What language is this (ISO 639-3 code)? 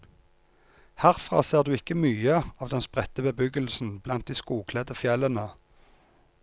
nor